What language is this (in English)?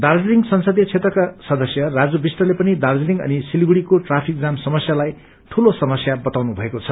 Nepali